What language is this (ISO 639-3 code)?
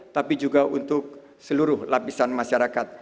ind